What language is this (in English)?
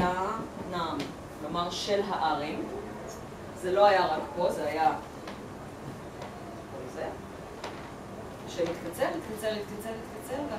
Hebrew